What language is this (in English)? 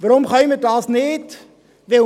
Swiss German